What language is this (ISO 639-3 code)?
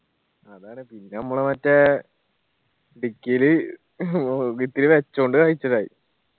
mal